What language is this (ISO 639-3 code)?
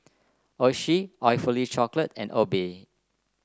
eng